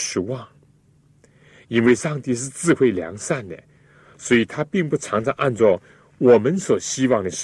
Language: Chinese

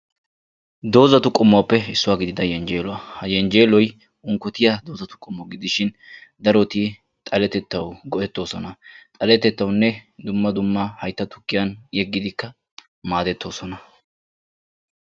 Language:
Wolaytta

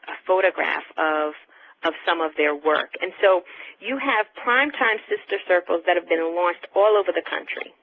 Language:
English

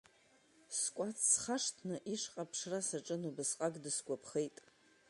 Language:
Abkhazian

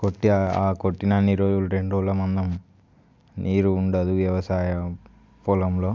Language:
Telugu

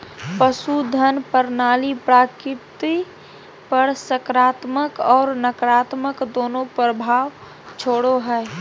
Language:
Magahi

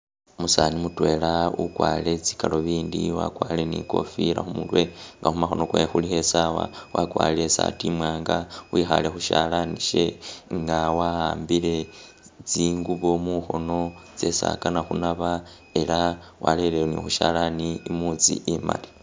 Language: Masaaba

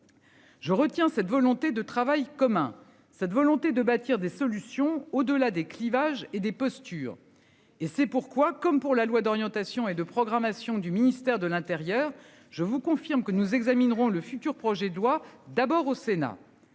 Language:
French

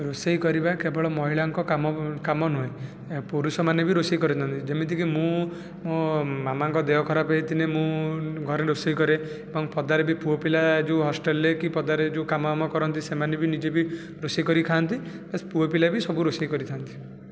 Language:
Odia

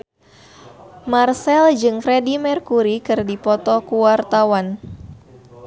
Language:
Sundanese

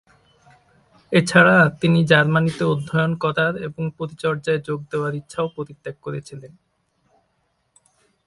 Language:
Bangla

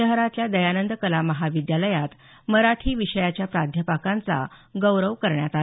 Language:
Marathi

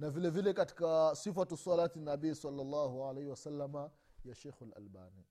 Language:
Swahili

